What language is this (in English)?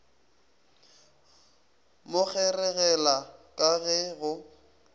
Northern Sotho